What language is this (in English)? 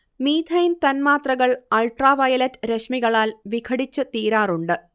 Malayalam